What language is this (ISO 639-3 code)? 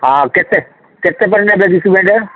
ori